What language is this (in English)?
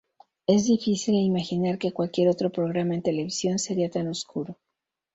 Spanish